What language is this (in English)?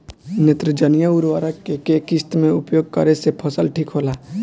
Bhojpuri